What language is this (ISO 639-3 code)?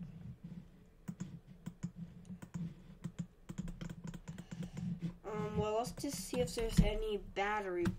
eng